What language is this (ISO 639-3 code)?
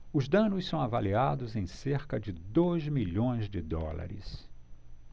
por